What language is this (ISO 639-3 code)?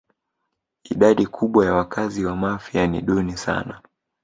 swa